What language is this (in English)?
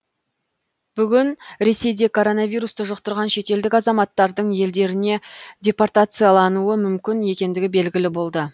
Kazakh